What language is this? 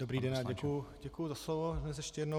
Czech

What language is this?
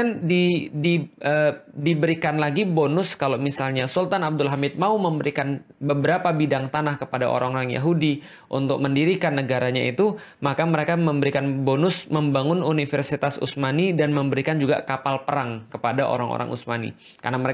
Indonesian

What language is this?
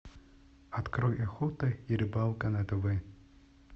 Russian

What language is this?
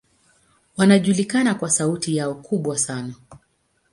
Swahili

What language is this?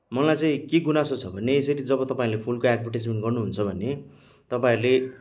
Nepali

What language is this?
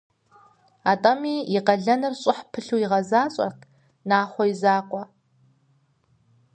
Kabardian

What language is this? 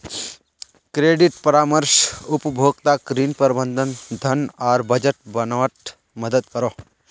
Magahi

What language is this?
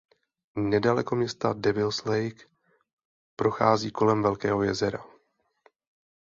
Czech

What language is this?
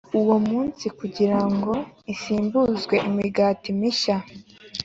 Kinyarwanda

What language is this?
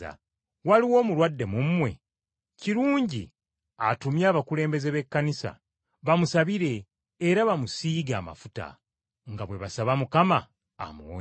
Ganda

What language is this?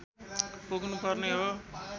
Nepali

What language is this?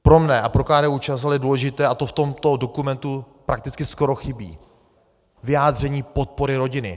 Czech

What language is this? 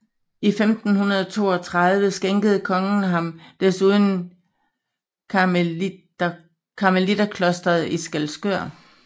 Danish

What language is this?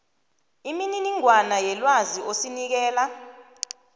South Ndebele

